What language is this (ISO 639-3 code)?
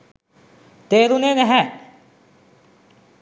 sin